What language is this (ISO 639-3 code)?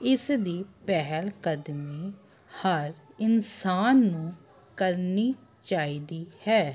pan